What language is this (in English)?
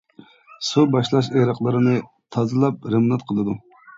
Uyghur